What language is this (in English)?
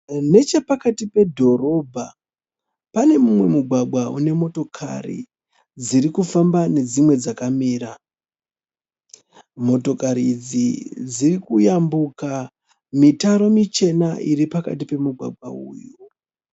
Shona